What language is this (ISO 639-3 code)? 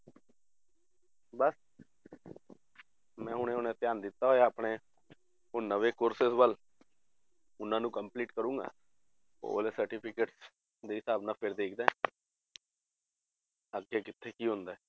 pan